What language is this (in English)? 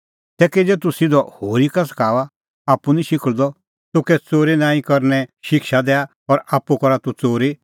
Kullu Pahari